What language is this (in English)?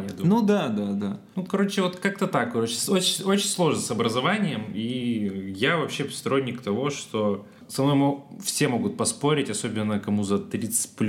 Russian